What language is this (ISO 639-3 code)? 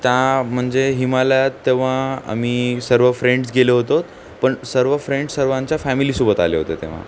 mar